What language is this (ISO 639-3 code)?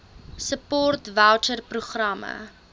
afr